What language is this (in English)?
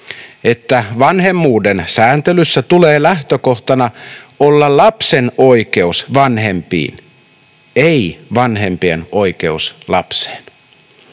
Finnish